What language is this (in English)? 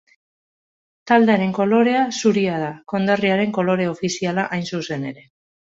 Basque